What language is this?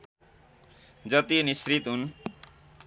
Nepali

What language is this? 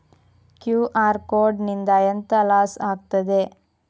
Kannada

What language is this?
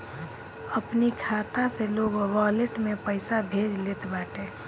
Bhojpuri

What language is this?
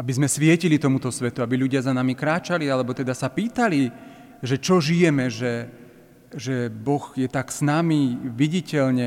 Slovak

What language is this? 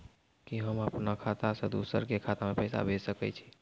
Maithili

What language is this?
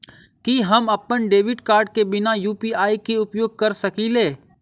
Maithili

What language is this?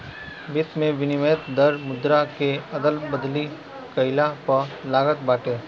Bhojpuri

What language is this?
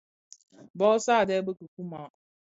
Bafia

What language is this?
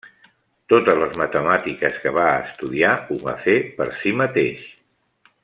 Catalan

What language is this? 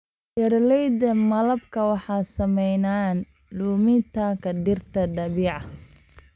Somali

